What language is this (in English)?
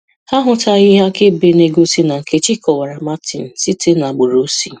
Igbo